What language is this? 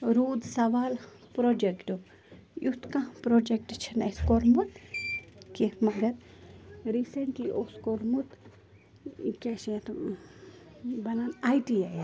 Kashmiri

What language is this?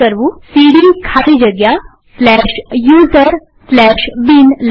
Gujarati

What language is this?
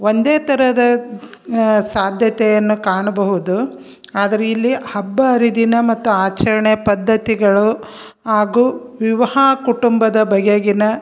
Kannada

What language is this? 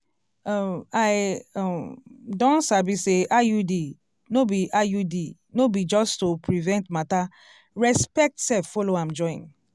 Nigerian Pidgin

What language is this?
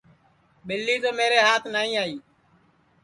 Sansi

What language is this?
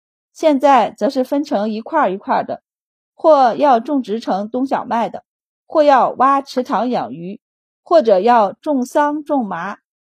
Chinese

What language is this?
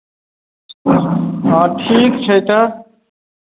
Maithili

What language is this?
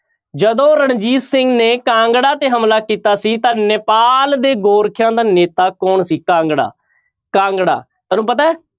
Punjabi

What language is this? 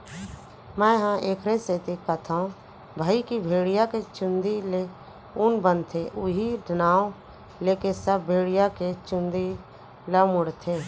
Chhattisgarhi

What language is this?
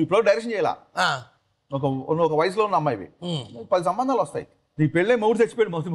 Telugu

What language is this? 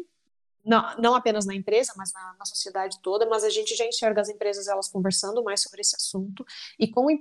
Portuguese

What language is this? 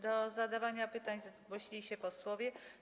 Polish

